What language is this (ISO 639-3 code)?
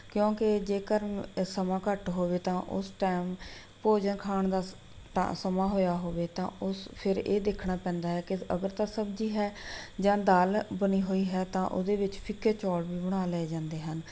pan